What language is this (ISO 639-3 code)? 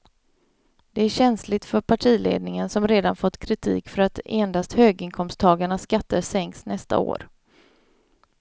swe